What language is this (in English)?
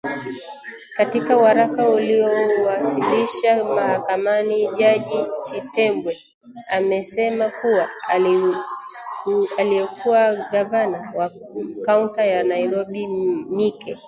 Swahili